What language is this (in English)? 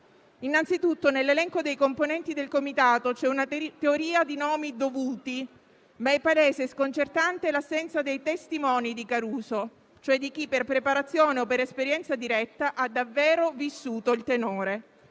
Italian